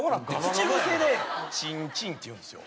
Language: Japanese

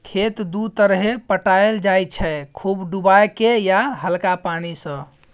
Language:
Maithili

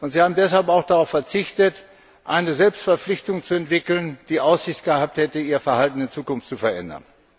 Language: German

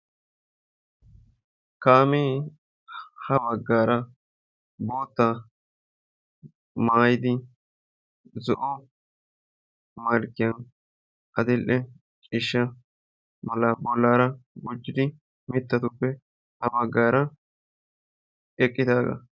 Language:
Wolaytta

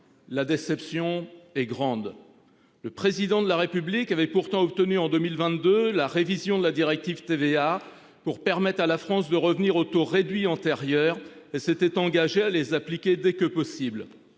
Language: French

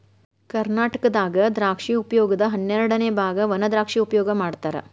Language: Kannada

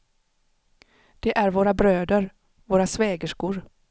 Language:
Swedish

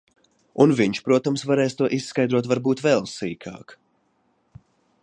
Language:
Latvian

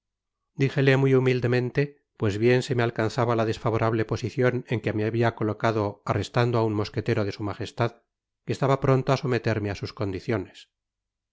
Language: Spanish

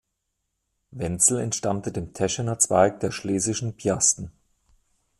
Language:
German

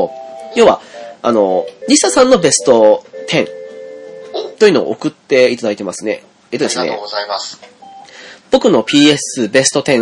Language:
Japanese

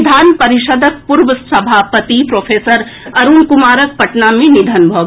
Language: Maithili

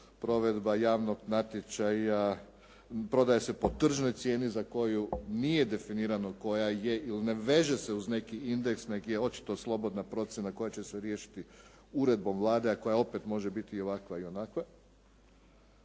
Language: Croatian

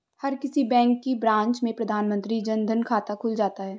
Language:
Hindi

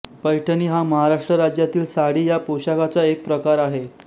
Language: Marathi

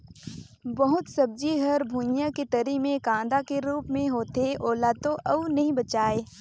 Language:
Chhattisgarhi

